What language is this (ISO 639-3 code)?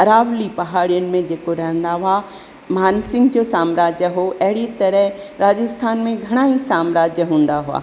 snd